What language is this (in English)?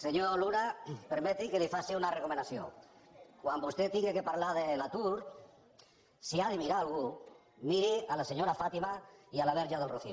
Catalan